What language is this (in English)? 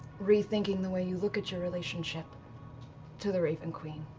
English